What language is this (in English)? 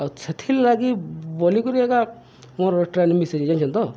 Odia